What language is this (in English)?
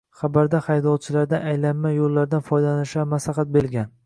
Uzbek